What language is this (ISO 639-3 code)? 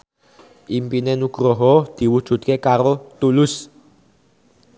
jav